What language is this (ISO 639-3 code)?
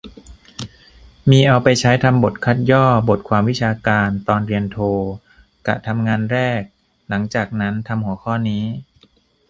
tha